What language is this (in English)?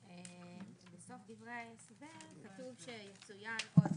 Hebrew